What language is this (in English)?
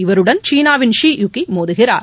Tamil